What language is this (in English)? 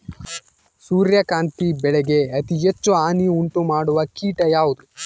Kannada